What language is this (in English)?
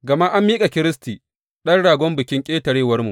Hausa